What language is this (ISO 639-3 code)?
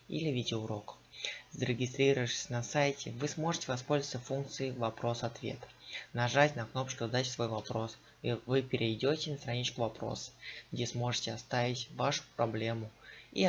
rus